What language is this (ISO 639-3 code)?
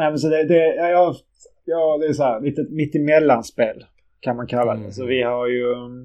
swe